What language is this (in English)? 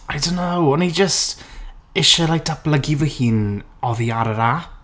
Welsh